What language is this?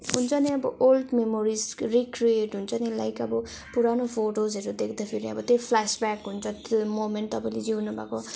Nepali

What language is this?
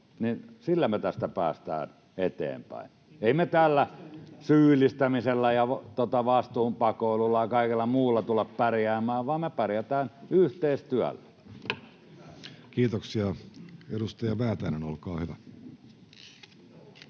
Finnish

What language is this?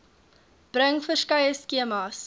Afrikaans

